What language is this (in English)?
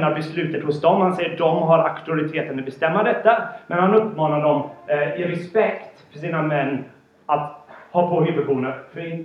Swedish